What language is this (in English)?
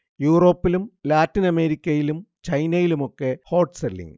Malayalam